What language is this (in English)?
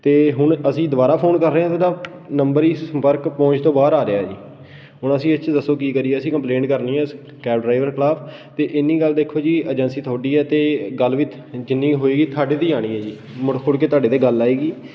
Punjabi